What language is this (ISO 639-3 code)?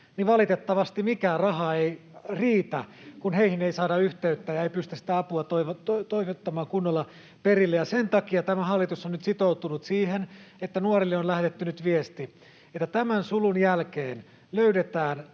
fin